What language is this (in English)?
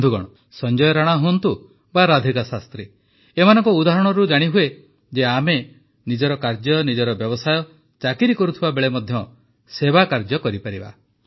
Odia